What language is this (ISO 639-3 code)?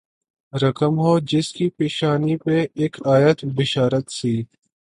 urd